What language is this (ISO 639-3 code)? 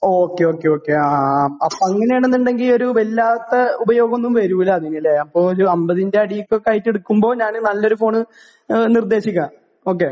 mal